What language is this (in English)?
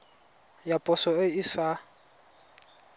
Tswana